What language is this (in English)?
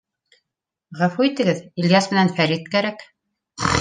Bashkir